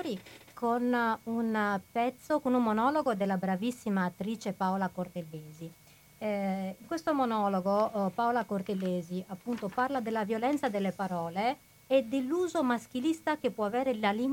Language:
Italian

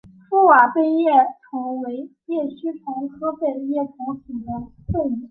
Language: Chinese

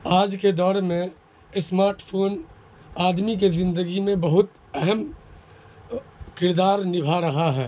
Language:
Urdu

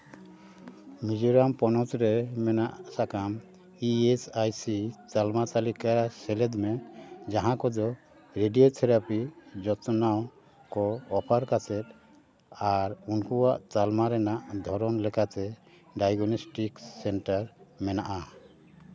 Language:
Santali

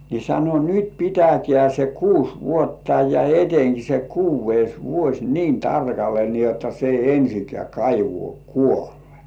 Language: Finnish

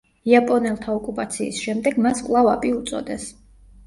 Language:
Georgian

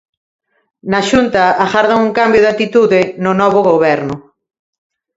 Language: Galician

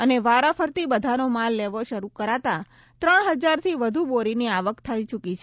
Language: Gujarati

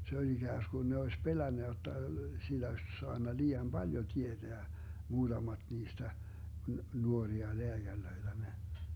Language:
Finnish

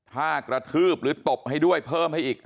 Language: Thai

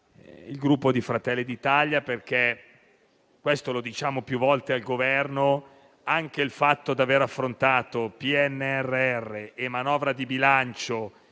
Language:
Italian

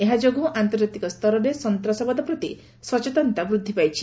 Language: Odia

